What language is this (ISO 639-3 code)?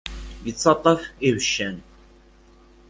kab